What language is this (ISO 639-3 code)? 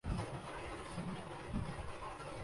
urd